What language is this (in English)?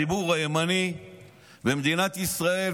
Hebrew